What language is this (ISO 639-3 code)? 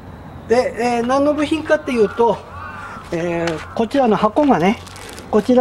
jpn